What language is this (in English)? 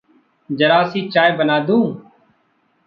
Hindi